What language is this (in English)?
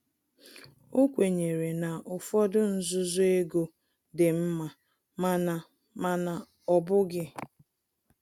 Igbo